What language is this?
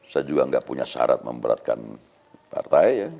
Indonesian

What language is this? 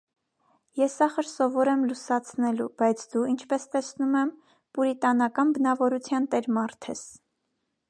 Armenian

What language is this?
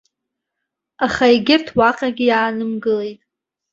Abkhazian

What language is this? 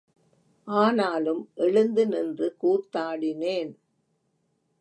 Tamil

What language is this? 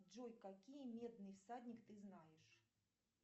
Russian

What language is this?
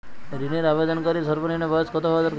Bangla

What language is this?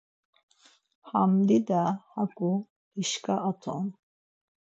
Laz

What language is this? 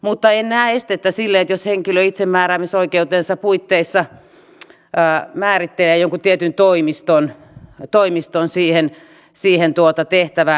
Finnish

